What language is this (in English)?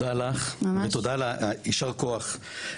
Hebrew